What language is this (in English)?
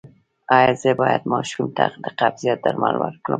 Pashto